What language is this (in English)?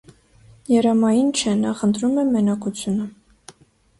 Armenian